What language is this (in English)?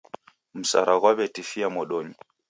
Taita